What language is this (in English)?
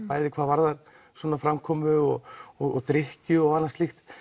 Icelandic